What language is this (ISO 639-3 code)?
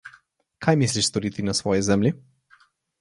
slv